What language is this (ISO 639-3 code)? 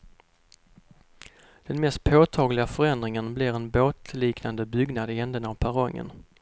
swe